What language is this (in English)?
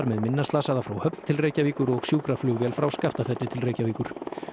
Icelandic